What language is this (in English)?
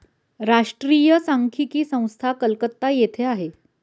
Marathi